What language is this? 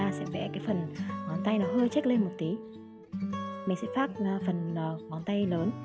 Vietnamese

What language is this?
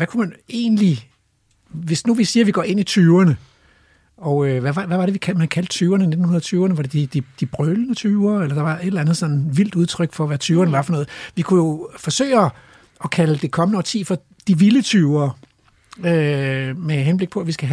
Danish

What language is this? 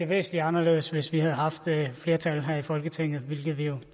Danish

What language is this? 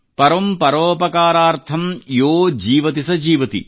Kannada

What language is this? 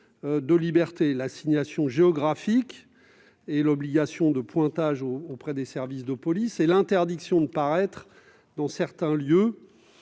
French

